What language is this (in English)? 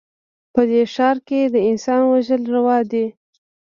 Pashto